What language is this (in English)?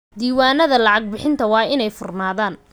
Somali